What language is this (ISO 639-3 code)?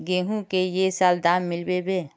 mag